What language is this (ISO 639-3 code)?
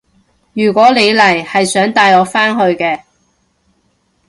yue